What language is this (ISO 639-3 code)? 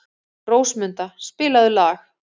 isl